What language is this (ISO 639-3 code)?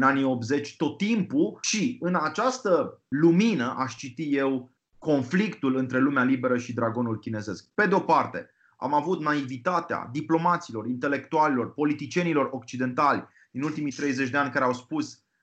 ron